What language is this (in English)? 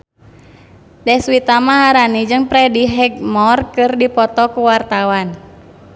Sundanese